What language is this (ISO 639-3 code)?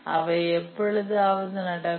tam